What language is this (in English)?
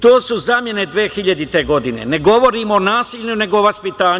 Serbian